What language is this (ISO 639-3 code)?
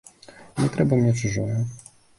bel